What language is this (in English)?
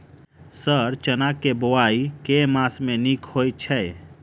Maithili